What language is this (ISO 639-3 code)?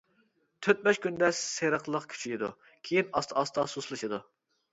uig